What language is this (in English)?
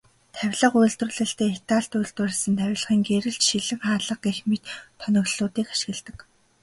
Mongolian